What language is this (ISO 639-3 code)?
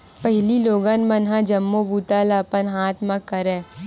hne